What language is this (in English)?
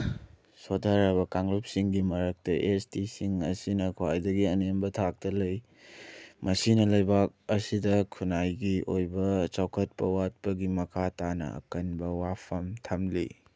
Manipuri